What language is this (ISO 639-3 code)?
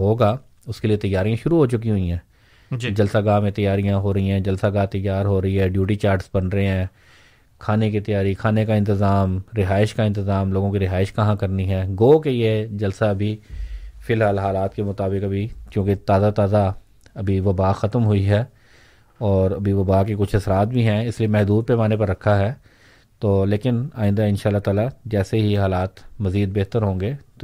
urd